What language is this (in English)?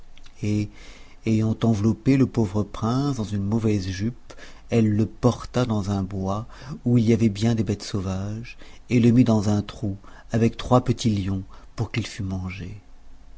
French